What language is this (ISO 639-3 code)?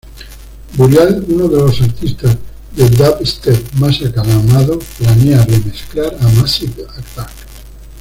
spa